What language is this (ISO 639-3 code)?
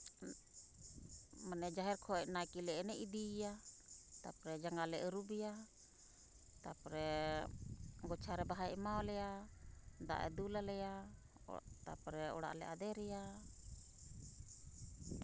sat